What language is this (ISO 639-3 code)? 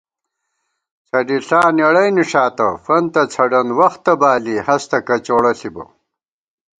gwt